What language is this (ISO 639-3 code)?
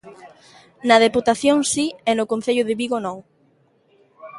glg